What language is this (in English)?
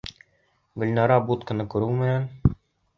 Bashkir